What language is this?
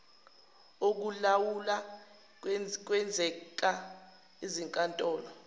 Zulu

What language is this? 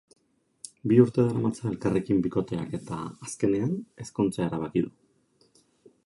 Basque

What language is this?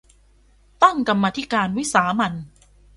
Thai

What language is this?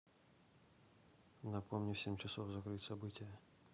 Russian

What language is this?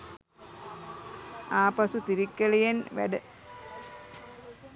Sinhala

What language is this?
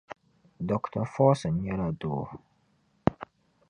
Dagbani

